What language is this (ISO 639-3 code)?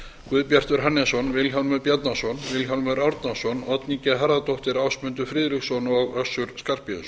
isl